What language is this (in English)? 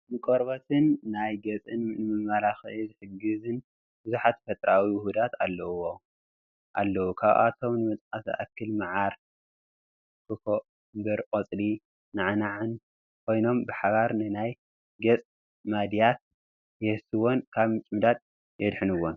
Tigrinya